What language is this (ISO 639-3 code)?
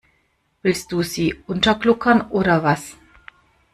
deu